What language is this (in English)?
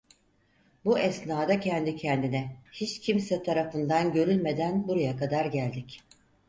Turkish